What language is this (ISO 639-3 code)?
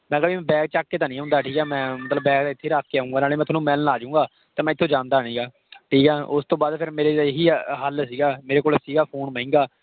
pan